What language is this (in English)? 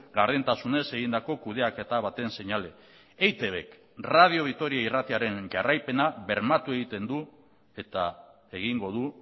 Basque